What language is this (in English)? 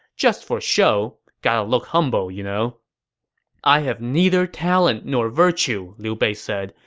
English